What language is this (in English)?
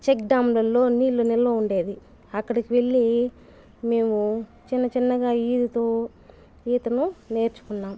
Telugu